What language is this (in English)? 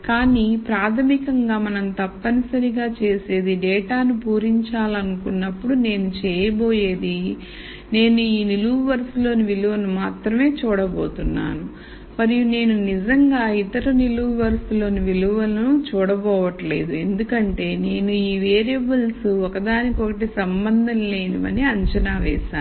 Telugu